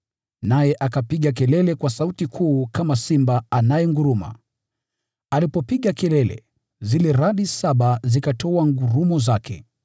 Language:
Swahili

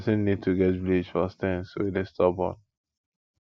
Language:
Nigerian Pidgin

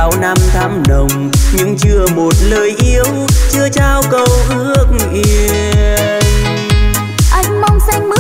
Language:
Vietnamese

